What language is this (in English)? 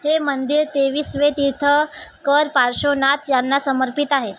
Marathi